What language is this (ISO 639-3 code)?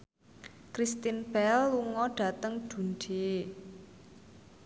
jav